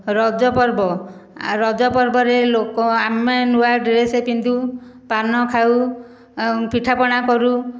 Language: Odia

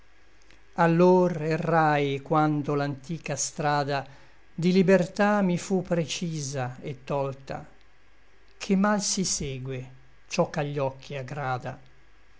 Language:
Italian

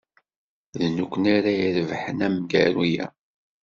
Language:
Kabyle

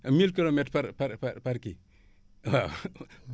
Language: Wolof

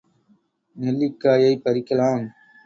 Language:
Tamil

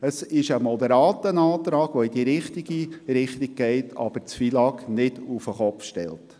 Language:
Swiss German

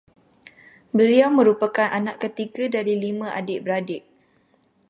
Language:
Malay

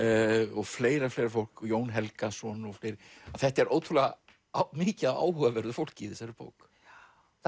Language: Icelandic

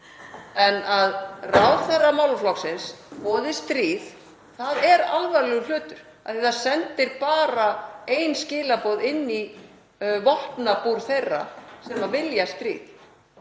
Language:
Icelandic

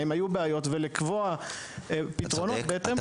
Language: Hebrew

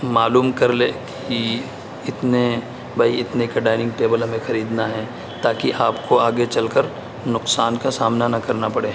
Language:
Urdu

